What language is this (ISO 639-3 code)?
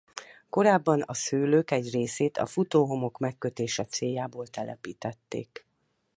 hun